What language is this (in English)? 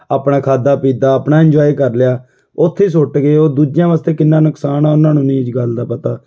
Punjabi